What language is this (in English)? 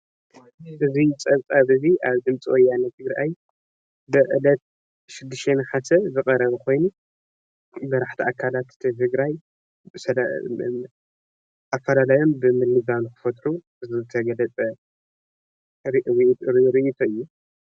Tigrinya